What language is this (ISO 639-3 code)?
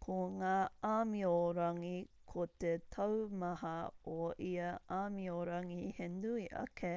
mri